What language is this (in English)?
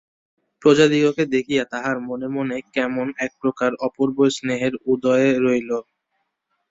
Bangla